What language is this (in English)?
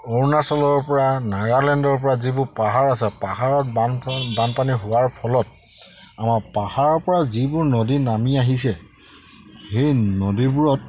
Assamese